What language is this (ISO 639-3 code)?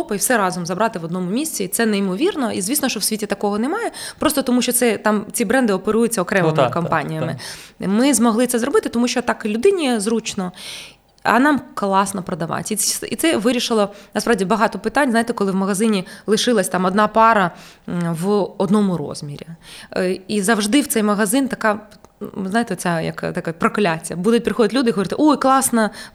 ukr